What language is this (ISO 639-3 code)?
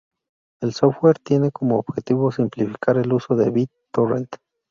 spa